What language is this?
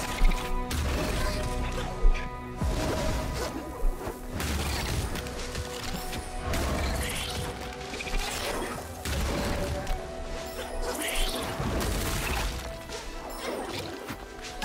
German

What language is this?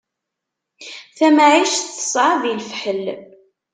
Kabyle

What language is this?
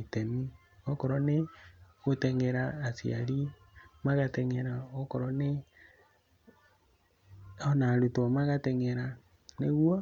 Kikuyu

